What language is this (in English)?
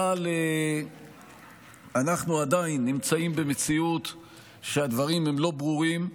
Hebrew